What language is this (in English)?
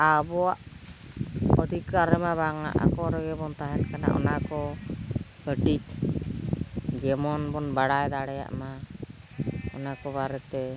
Santali